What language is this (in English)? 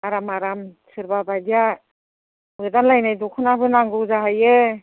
Bodo